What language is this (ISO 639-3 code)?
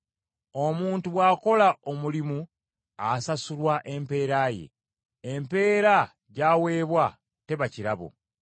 lug